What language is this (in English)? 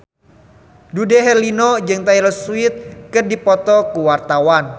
Sundanese